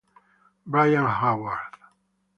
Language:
Italian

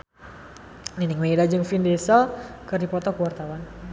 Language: Sundanese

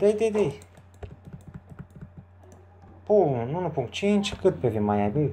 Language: Romanian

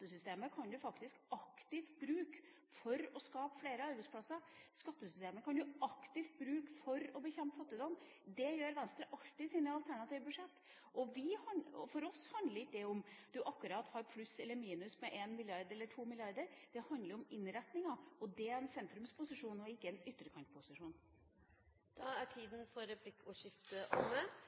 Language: Norwegian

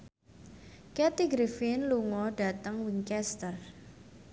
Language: Javanese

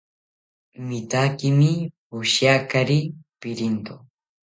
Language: South Ucayali Ashéninka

